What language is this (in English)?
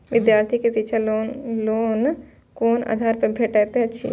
Maithili